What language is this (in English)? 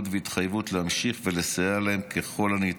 Hebrew